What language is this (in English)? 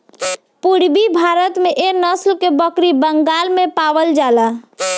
Bhojpuri